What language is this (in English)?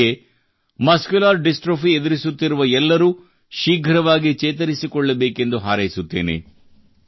Kannada